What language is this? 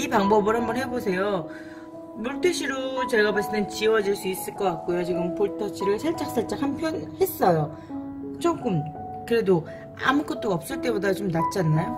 Korean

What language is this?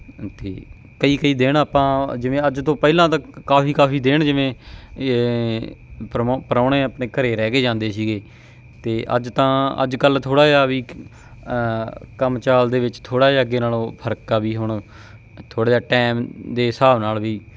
Punjabi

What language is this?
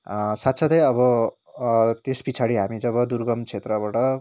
Nepali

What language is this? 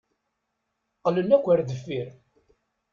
Kabyle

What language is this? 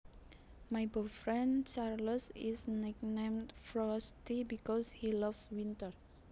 Javanese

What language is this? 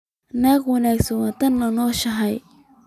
Somali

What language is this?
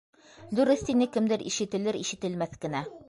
Bashkir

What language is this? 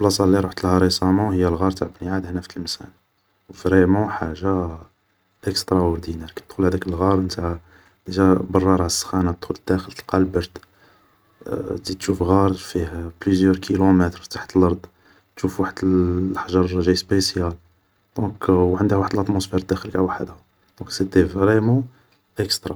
Algerian Arabic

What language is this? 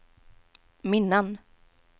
Swedish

